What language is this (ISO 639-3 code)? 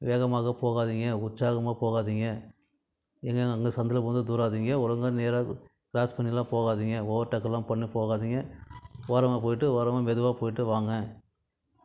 tam